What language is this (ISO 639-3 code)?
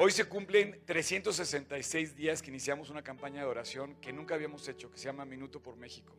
spa